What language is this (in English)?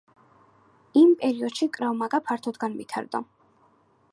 Georgian